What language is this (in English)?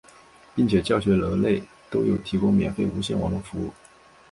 Chinese